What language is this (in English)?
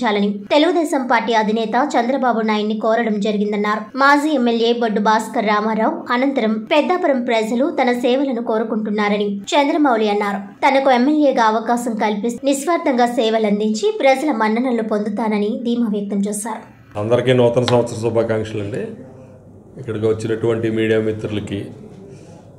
Telugu